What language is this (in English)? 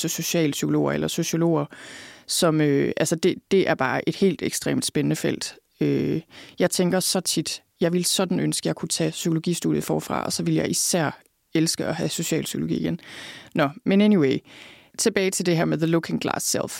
Danish